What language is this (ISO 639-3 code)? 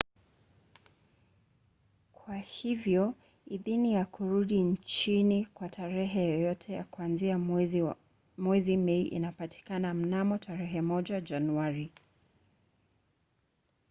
swa